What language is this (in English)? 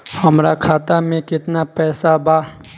Bhojpuri